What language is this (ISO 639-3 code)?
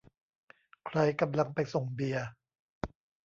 tha